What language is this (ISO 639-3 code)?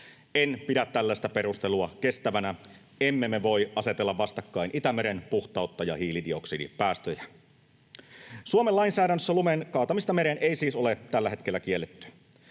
fin